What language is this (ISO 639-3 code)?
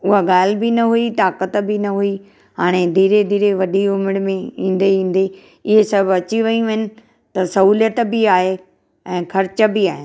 snd